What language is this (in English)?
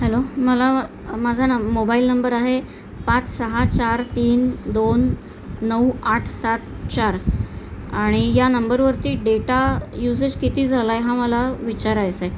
Marathi